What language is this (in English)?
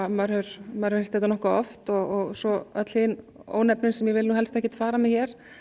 Icelandic